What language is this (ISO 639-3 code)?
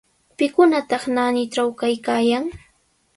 qws